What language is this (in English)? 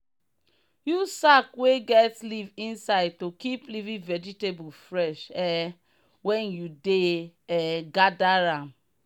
Nigerian Pidgin